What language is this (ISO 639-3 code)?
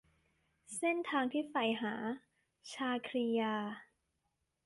tha